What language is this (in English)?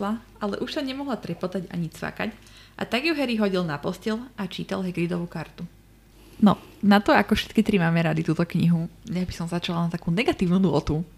Slovak